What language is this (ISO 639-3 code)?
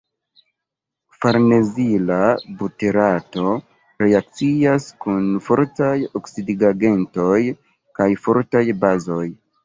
epo